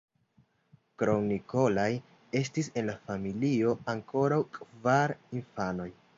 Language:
Esperanto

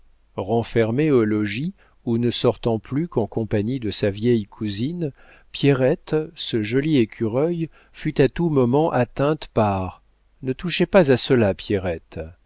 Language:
French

